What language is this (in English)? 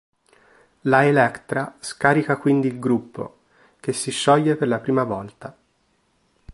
Italian